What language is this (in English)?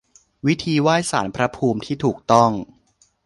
Thai